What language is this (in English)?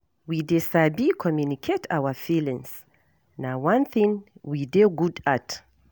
Nigerian Pidgin